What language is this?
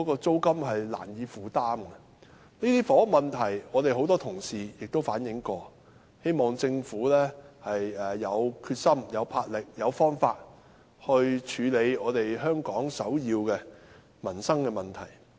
Cantonese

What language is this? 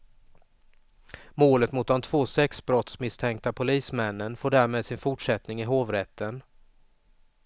Swedish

